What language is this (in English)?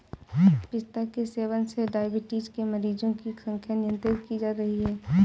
Hindi